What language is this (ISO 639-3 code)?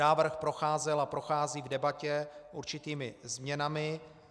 ces